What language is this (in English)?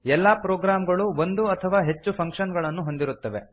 Kannada